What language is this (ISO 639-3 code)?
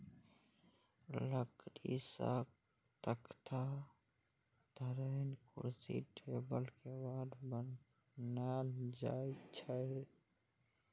mai